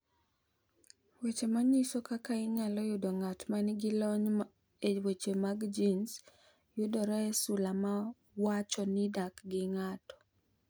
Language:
Luo (Kenya and Tanzania)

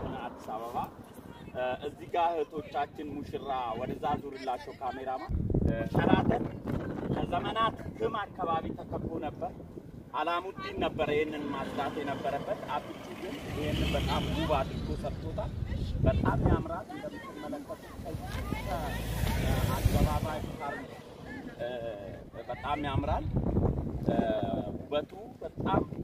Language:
Arabic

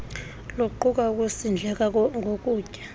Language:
Xhosa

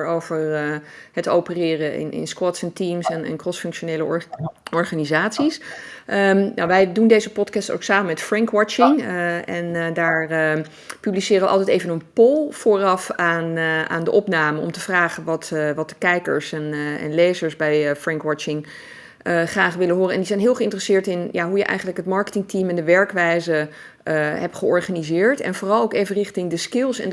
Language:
Dutch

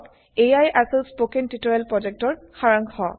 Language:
Assamese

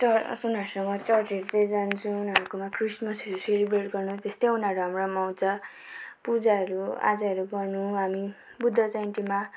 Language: Nepali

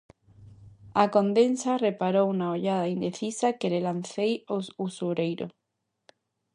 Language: Galician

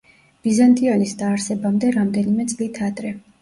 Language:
Georgian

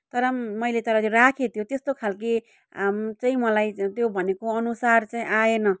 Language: Nepali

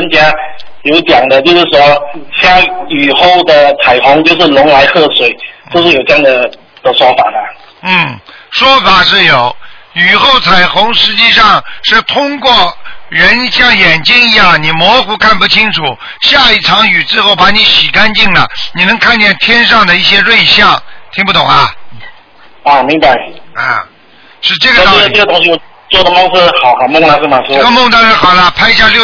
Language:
Chinese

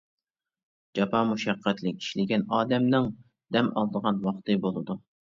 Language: Uyghur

